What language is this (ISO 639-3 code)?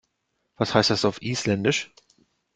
deu